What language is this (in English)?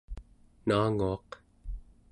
Central Yupik